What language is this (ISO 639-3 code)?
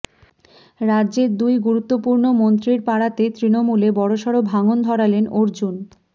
ben